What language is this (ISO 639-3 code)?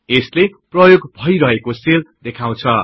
nep